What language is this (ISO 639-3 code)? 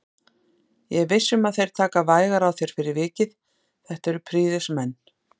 isl